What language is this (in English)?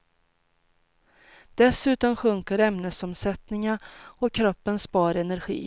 Swedish